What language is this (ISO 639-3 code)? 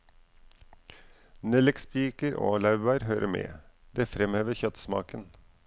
nor